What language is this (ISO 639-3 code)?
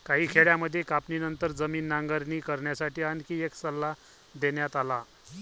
mar